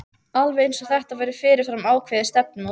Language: Icelandic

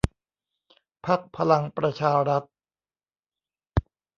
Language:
Thai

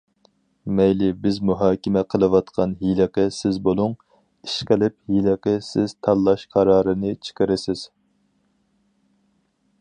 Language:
Uyghur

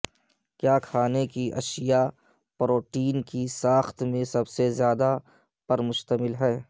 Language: Urdu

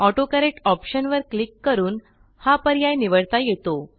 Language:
Marathi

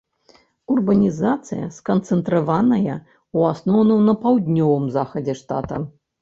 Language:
Belarusian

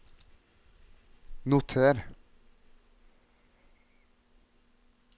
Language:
Norwegian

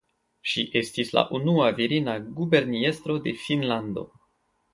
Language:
Esperanto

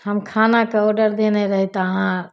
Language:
Maithili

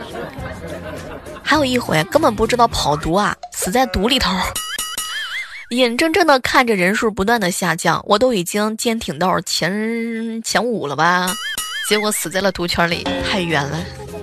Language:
Chinese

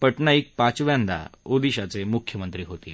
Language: Marathi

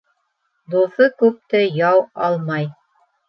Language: Bashkir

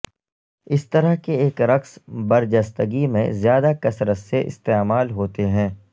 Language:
Urdu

